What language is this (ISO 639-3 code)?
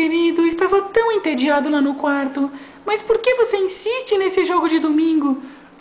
por